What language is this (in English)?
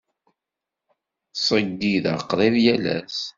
Kabyle